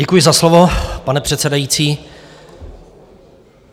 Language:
Czech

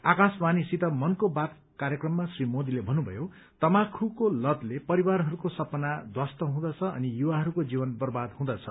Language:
Nepali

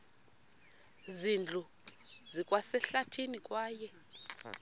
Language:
Xhosa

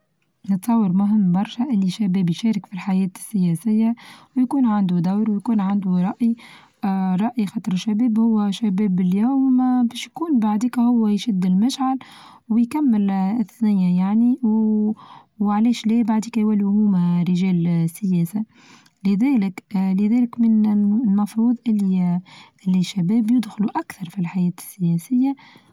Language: Tunisian Arabic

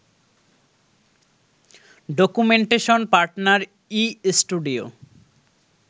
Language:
Bangla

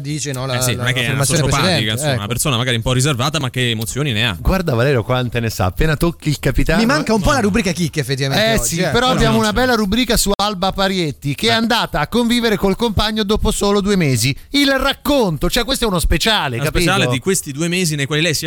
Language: Italian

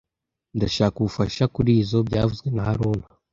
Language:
Kinyarwanda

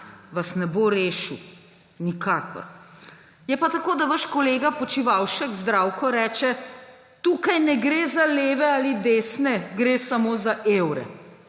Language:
Slovenian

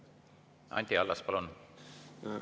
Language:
Estonian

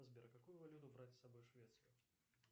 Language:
Russian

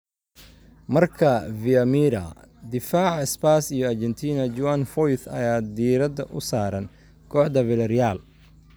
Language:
Somali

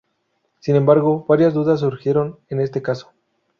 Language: Spanish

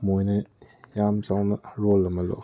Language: Manipuri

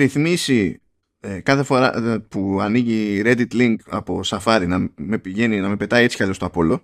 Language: Greek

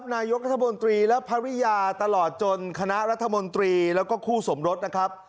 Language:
Thai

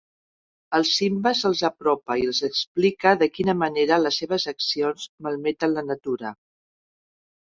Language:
Catalan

